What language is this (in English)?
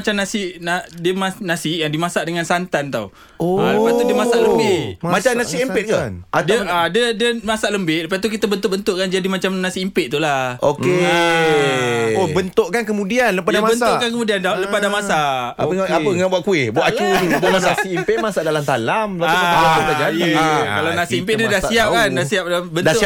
Malay